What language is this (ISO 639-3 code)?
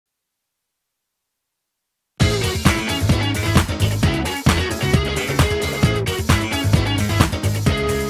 kor